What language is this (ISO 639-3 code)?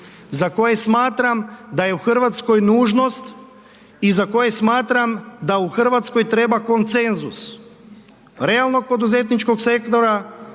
hrv